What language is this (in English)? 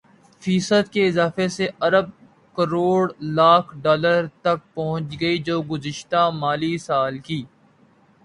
Urdu